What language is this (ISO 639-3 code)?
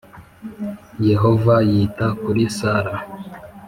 kin